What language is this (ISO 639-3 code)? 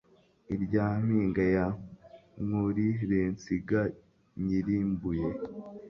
kin